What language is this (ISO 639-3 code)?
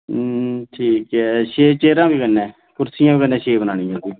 doi